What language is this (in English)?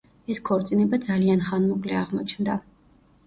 Georgian